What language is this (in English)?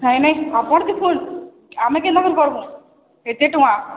Odia